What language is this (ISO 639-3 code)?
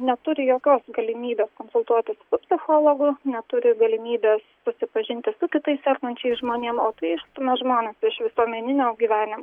lit